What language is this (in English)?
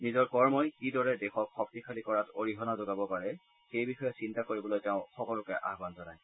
Assamese